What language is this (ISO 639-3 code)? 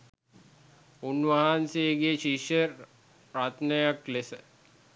sin